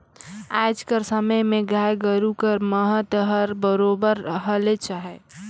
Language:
Chhattisgarhi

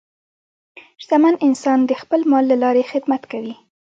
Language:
Pashto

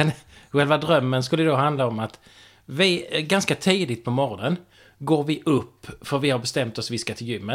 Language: Swedish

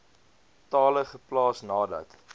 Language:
Afrikaans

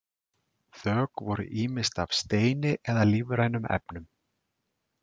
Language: Icelandic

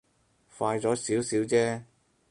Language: Cantonese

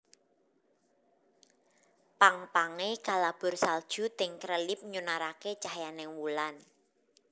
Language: Javanese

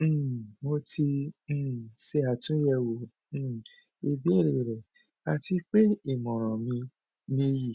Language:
Yoruba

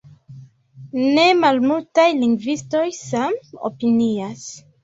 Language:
Esperanto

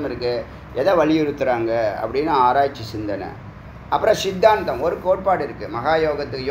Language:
Tamil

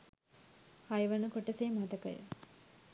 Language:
Sinhala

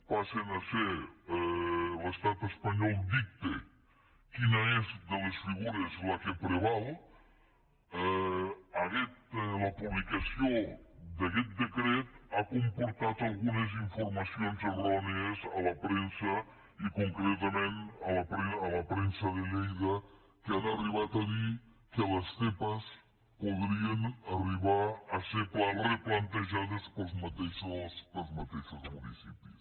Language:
Catalan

